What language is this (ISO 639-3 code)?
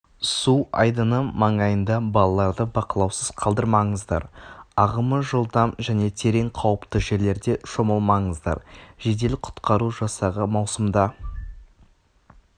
kaz